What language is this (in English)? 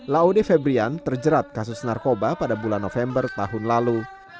Indonesian